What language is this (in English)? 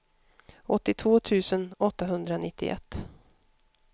Swedish